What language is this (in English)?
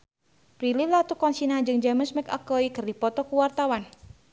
Sundanese